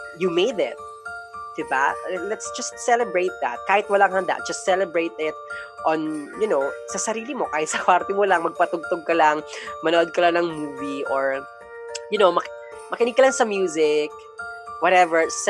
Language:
Filipino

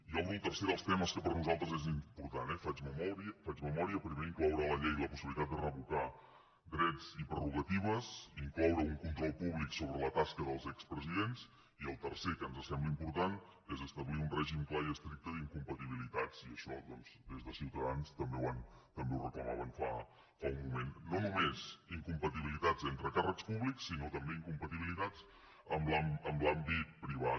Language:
Catalan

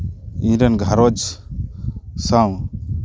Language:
Santali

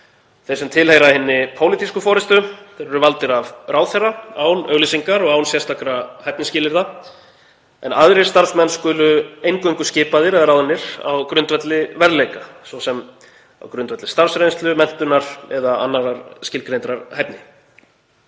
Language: Icelandic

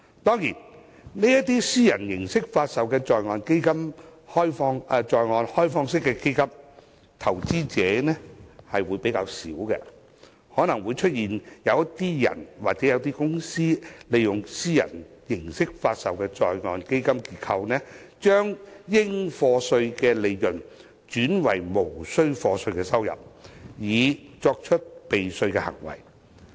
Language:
Cantonese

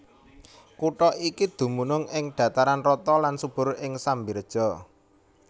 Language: Javanese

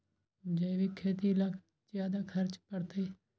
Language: Magahi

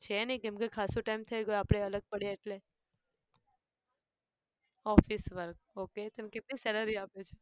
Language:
Gujarati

